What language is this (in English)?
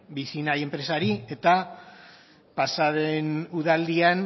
Basque